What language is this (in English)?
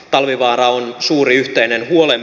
Finnish